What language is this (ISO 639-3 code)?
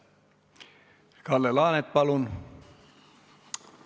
est